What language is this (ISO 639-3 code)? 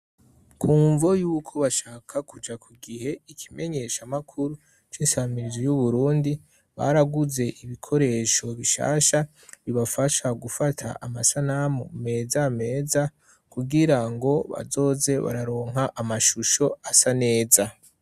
run